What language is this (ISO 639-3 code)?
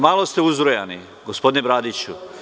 srp